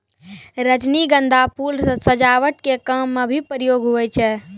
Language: Maithili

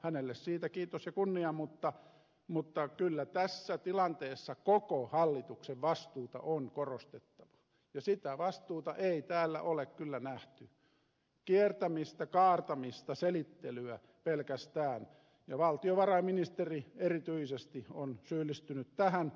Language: Finnish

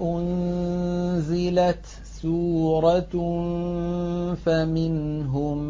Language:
Arabic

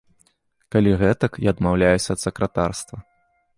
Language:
Belarusian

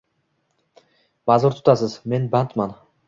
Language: Uzbek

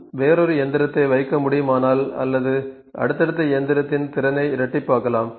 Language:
Tamil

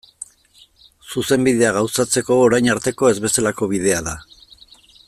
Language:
Basque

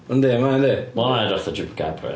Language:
Welsh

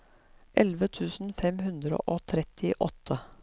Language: Norwegian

